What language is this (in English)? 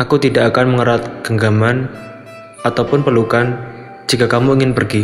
Indonesian